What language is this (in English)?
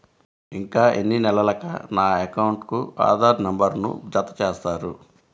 Telugu